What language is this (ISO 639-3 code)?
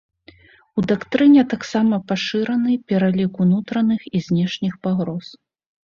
bel